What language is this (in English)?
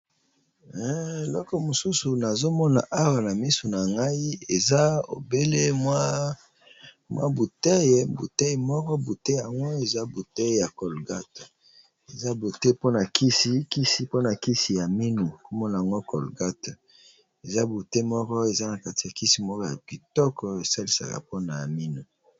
Lingala